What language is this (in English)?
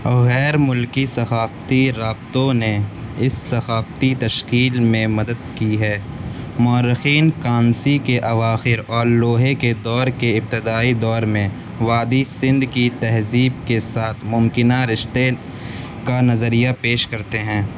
Urdu